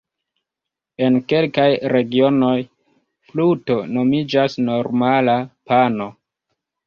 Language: Esperanto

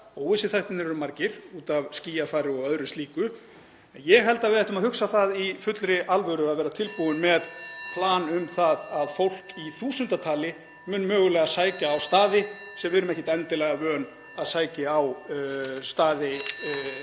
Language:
Icelandic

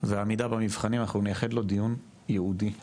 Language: Hebrew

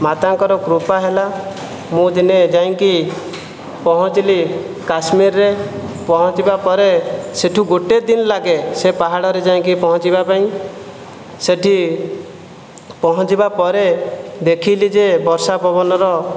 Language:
Odia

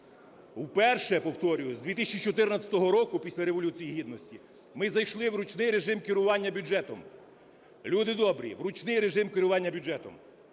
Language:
Ukrainian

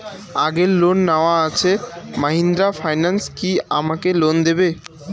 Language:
Bangla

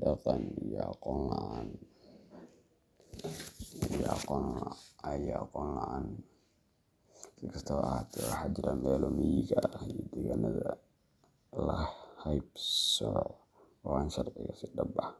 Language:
Somali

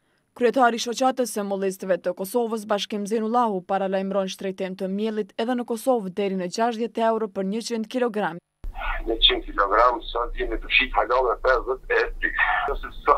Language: Romanian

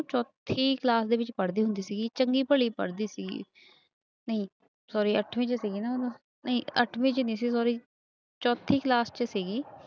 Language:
Punjabi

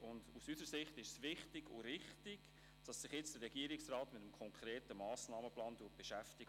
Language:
Swiss German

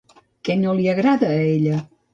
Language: Catalan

